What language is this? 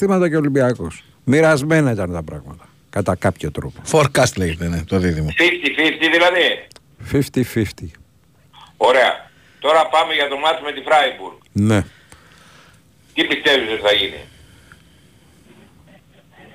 Greek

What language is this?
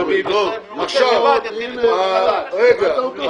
Hebrew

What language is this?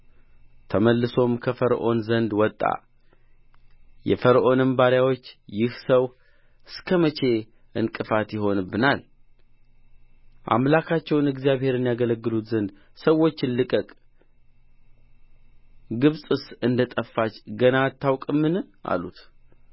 Amharic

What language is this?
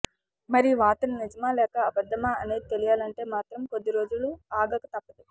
Telugu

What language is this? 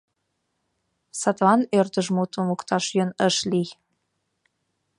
Mari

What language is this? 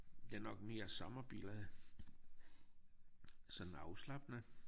Danish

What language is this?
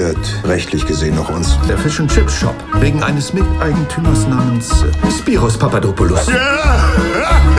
German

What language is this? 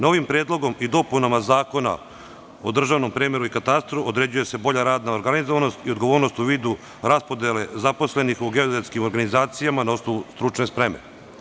Serbian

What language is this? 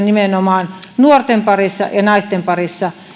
Finnish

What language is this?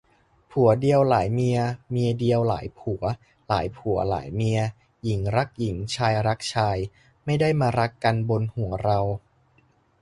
Thai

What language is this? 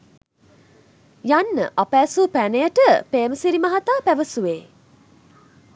Sinhala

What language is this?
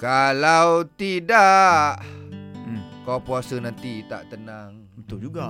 Malay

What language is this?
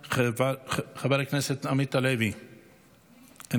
Hebrew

